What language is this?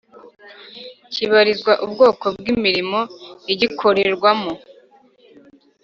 Kinyarwanda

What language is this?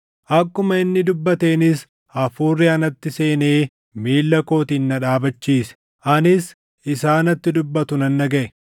Oromo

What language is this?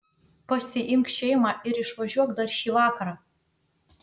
Lithuanian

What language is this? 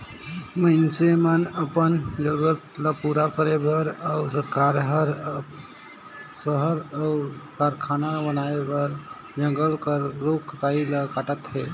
Chhattisgarhi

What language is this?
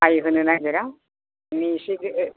Bodo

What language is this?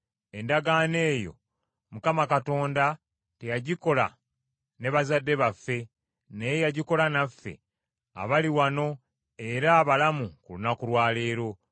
Ganda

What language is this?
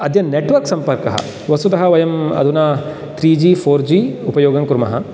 Sanskrit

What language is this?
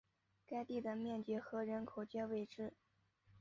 Chinese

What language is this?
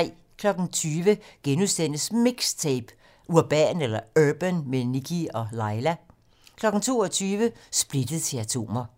Danish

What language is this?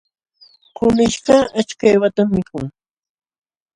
Jauja Wanca Quechua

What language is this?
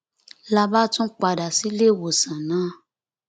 Yoruba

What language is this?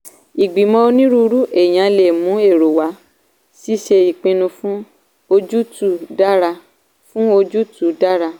Yoruba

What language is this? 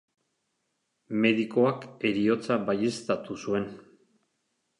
Basque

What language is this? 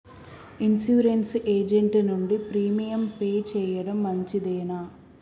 Telugu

